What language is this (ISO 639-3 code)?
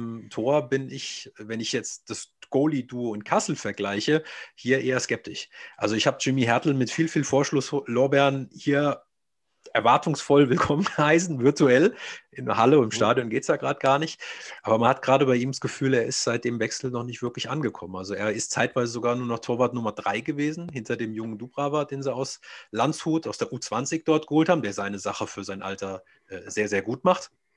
deu